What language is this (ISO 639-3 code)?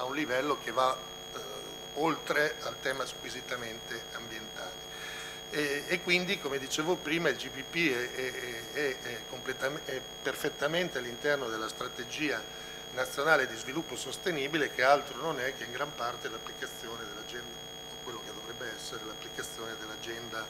ita